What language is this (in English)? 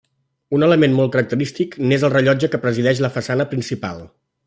Catalan